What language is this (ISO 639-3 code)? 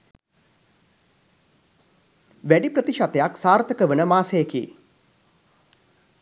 sin